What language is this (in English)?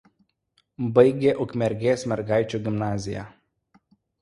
Lithuanian